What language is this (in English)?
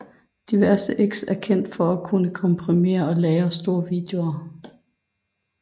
Danish